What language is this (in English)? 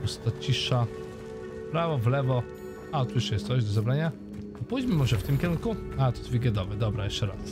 Polish